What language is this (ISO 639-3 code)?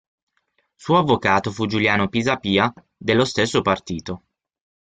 ita